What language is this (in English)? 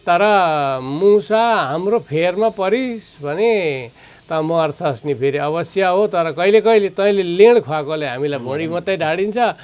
Nepali